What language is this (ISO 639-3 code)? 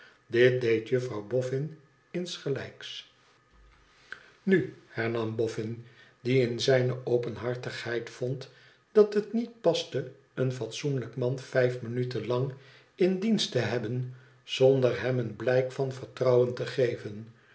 nld